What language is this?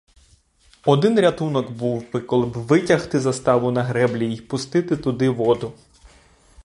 Ukrainian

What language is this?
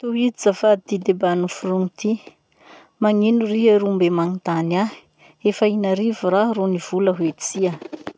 Masikoro Malagasy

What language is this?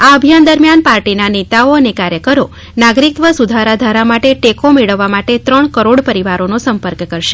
Gujarati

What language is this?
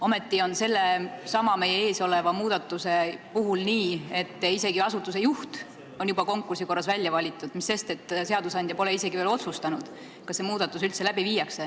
Estonian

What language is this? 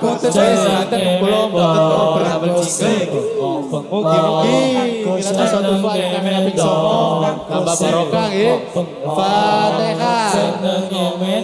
Indonesian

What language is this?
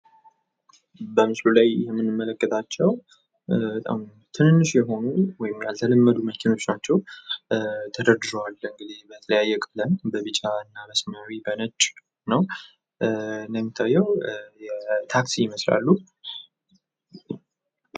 Amharic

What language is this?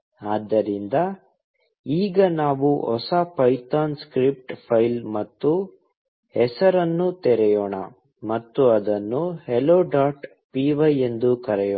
Kannada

